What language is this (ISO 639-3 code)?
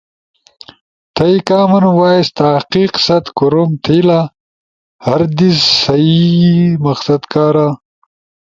ush